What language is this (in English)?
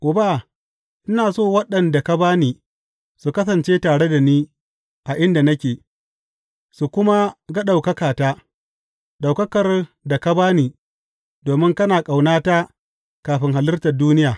Hausa